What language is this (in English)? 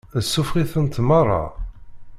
Kabyle